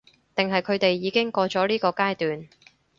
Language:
Cantonese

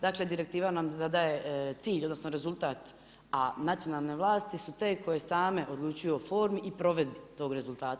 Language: Croatian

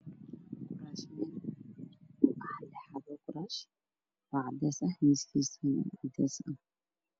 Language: Somali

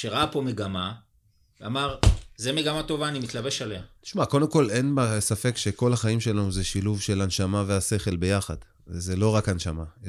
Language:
Hebrew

